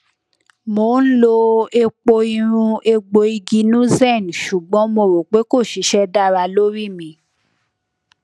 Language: Yoruba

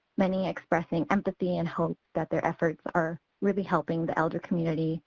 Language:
English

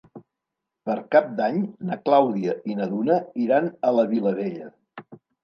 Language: Catalan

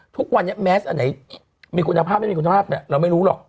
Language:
Thai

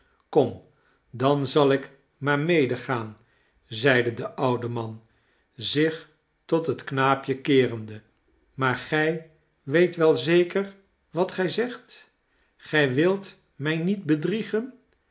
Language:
Dutch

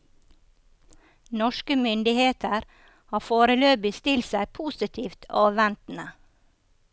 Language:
Norwegian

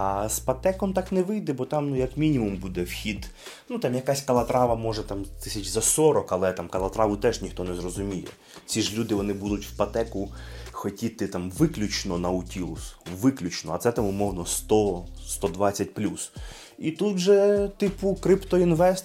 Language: Ukrainian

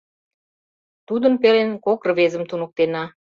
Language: Mari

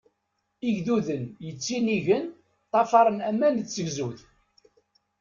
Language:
Kabyle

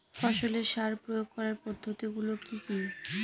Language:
Bangla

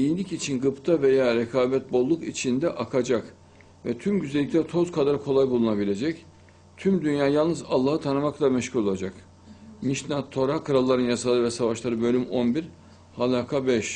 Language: Turkish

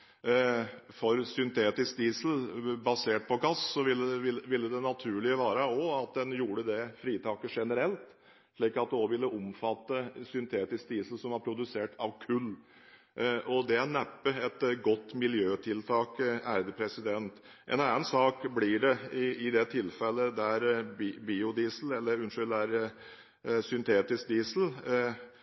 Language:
Norwegian Bokmål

